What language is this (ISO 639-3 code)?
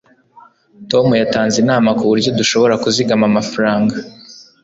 kin